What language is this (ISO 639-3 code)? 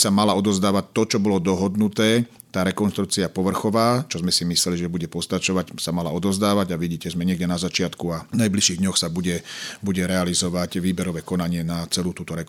slk